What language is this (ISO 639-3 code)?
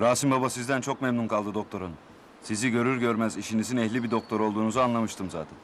tur